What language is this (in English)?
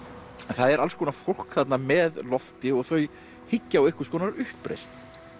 Icelandic